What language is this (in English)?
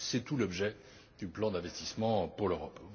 French